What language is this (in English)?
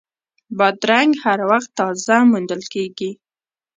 Pashto